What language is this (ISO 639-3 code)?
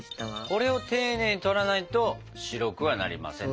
jpn